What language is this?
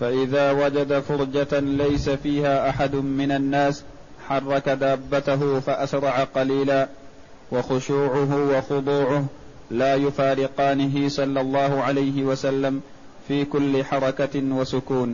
Arabic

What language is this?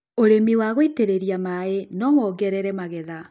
Kikuyu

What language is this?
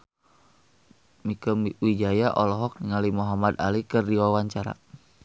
Sundanese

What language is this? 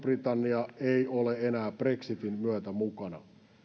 Finnish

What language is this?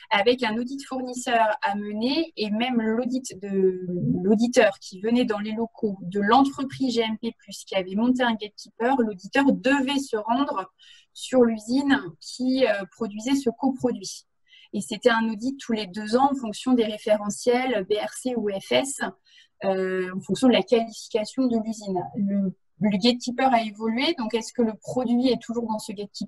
French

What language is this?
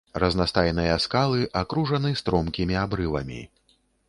Belarusian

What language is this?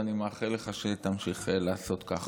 Hebrew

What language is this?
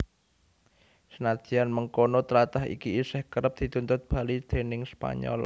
Javanese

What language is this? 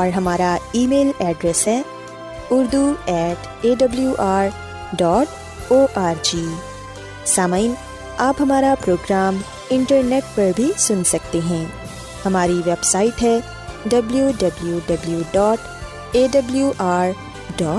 Urdu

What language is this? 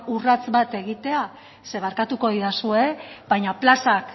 Basque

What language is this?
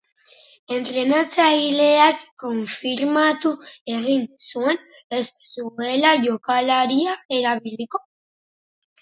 Basque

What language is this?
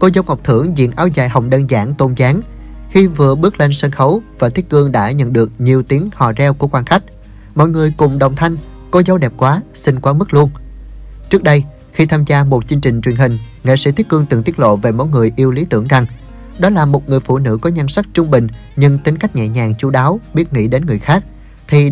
Vietnamese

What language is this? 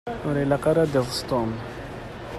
Kabyle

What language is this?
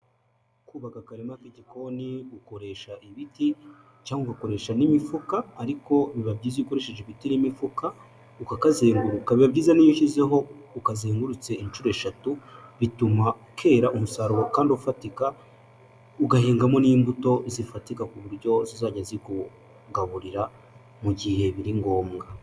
Kinyarwanda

